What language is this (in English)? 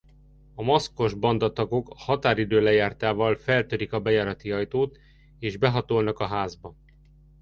Hungarian